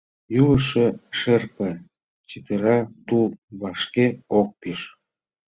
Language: Mari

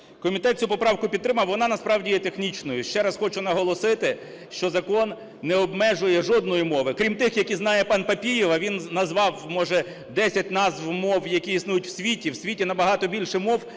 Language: Ukrainian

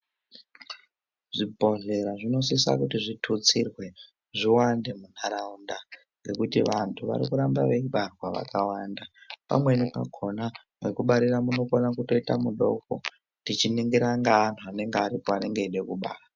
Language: Ndau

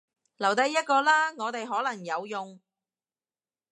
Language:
Cantonese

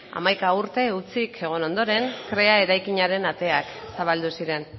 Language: Basque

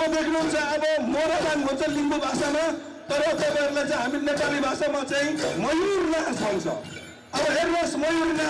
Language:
Arabic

